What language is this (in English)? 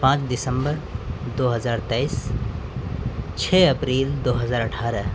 Urdu